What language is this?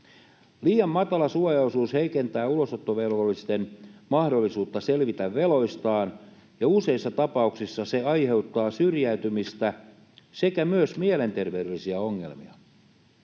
Finnish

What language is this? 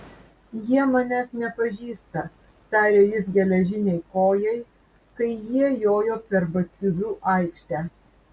Lithuanian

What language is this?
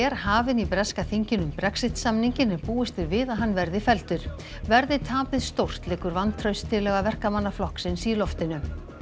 Icelandic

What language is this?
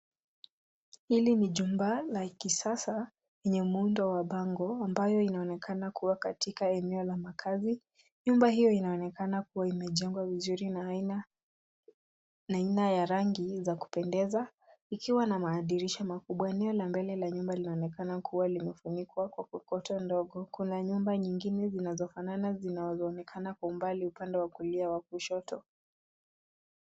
Swahili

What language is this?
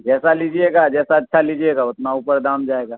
Urdu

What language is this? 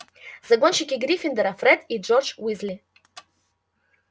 Russian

